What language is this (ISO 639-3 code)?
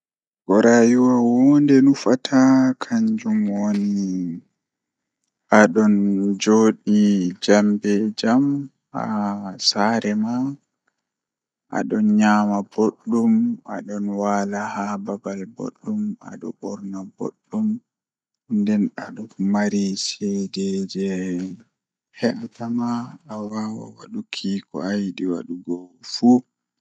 ful